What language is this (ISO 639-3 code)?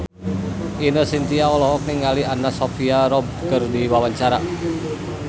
sun